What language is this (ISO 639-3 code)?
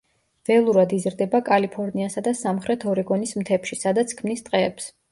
kat